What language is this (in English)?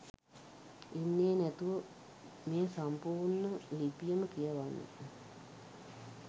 Sinhala